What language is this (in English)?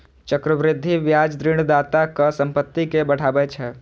Maithili